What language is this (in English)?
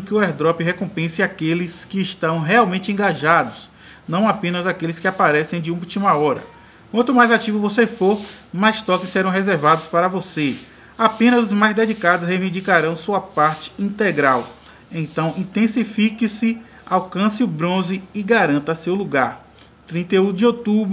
Portuguese